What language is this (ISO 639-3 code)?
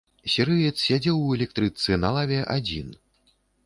bel